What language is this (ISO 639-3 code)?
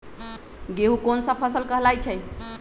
mag